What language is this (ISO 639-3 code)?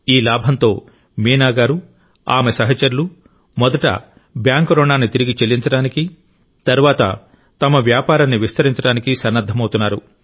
tel